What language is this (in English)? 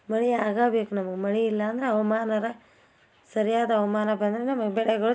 Kannada